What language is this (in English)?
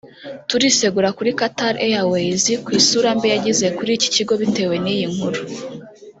Kinyarwanda